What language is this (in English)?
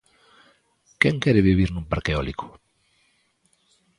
Galician